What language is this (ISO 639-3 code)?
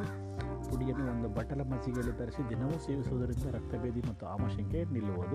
kan